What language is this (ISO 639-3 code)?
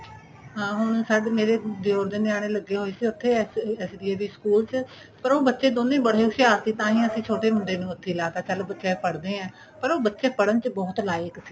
pan